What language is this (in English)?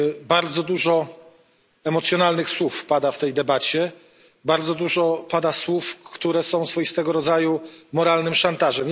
Polish